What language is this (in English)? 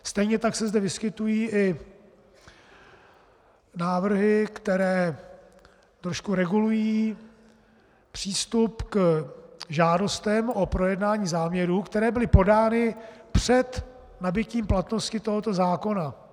Czech